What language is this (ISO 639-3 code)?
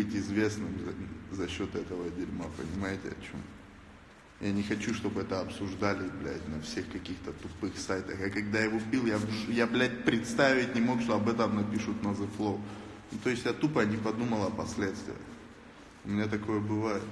rus